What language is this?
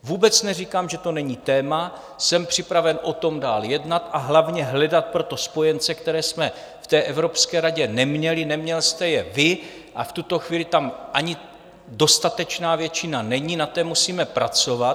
Czech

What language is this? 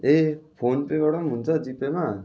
Nepali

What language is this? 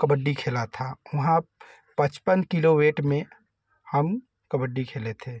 Hindi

